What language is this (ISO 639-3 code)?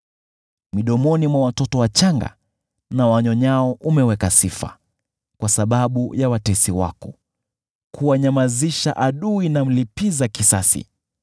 swa